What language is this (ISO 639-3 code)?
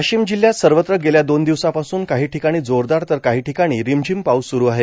mar